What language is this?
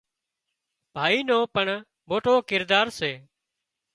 Wadiyara Koli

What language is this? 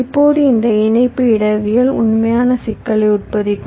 Tamil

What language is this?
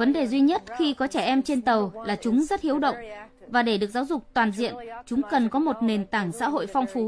Vietnamese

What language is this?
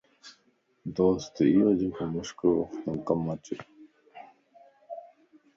Lasi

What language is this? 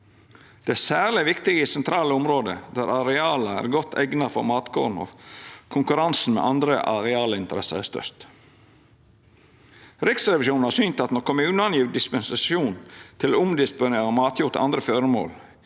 Norwegian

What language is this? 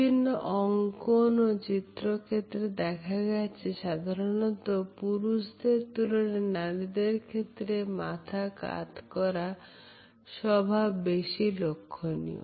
Bangla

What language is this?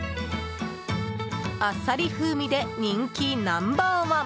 Japanese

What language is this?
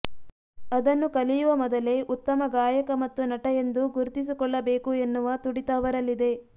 Kannada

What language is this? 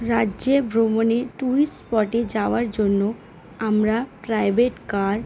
Bangla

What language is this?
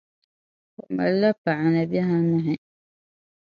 Dagbani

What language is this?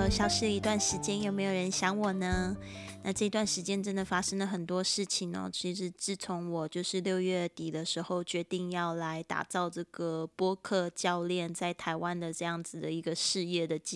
Chinese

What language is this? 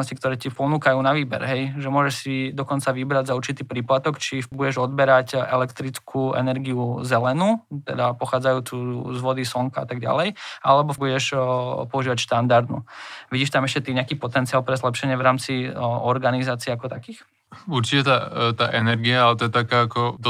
Slovak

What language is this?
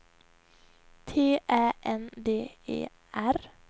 Swedish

